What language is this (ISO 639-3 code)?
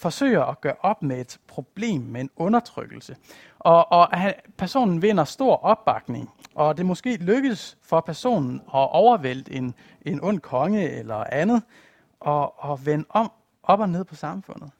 dan